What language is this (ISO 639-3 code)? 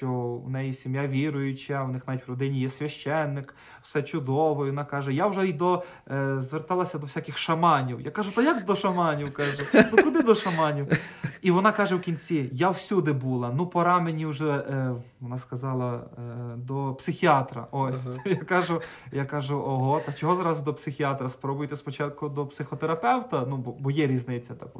ukr